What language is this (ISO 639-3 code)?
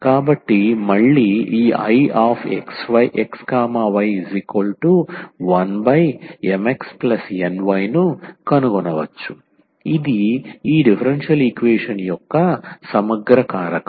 tel